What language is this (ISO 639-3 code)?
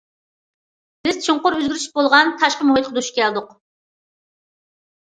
uig